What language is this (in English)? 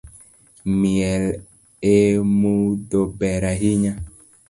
Luo (Kenya and Tanzania)